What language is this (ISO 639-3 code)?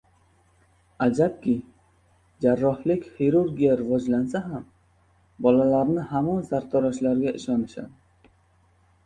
uzb